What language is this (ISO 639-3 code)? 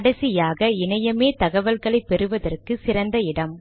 tam